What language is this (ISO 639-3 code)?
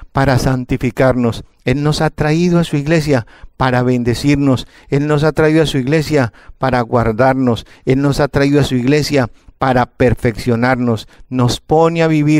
spa